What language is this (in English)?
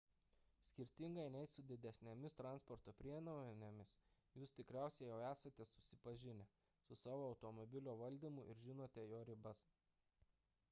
Lithuanian